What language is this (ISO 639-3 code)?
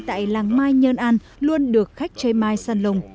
vie